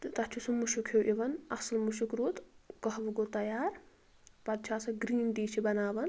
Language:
Kashmiri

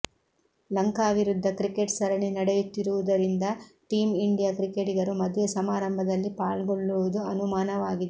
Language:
Kannada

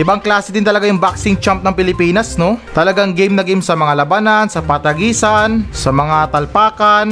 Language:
Filipino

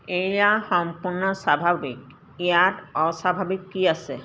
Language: Assamese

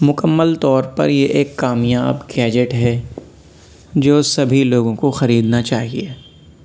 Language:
Urdu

